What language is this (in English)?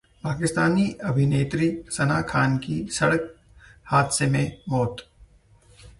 Hindi